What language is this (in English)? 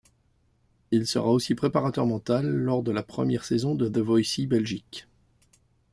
French